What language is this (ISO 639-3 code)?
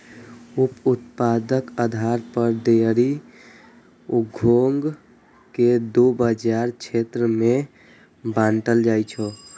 mai